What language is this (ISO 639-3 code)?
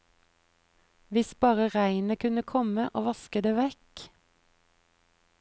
nor